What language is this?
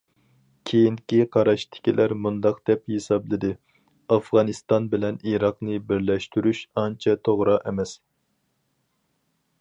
Uyghur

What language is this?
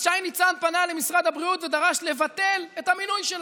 Hebrew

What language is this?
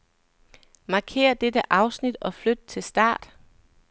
Danish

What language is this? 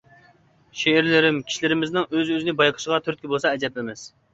Uyghur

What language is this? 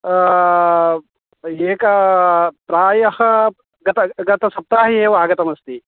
Sanskrit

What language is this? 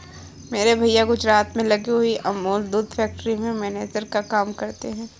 Hindi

